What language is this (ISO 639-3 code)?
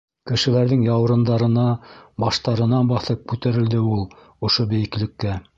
bak